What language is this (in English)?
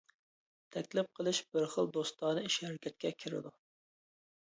Uyghur